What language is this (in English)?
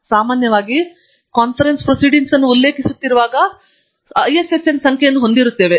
Kannada